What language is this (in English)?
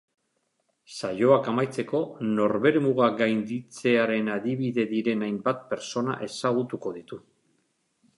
Basque